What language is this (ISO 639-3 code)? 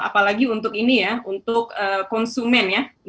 ind